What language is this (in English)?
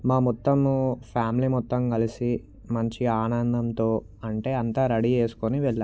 Telugu